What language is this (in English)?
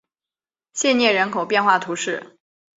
Chinese